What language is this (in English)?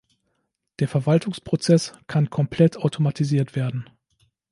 German